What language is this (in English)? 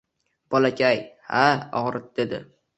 Uzbek